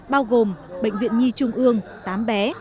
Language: Vietnamese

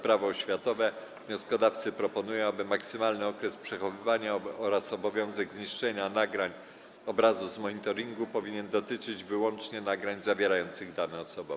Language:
Polish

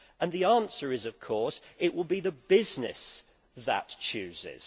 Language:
English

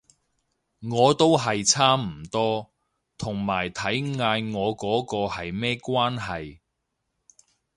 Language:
Cantonese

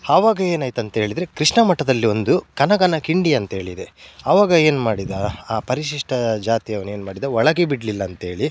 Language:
Kannada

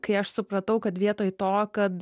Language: Lithuanian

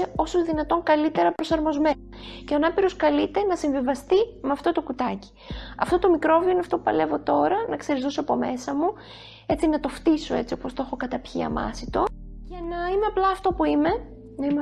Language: Greek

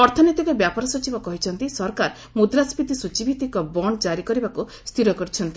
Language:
Odia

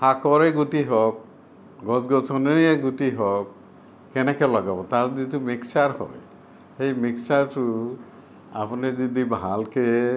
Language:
Assamese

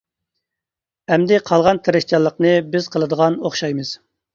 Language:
Uyghur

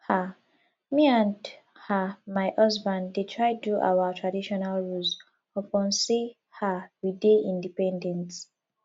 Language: Nigerian Pidgin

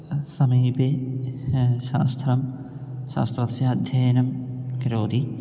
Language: Sanskrit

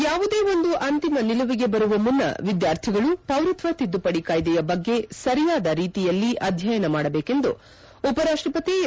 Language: Kannada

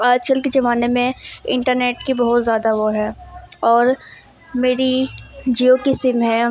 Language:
Urdu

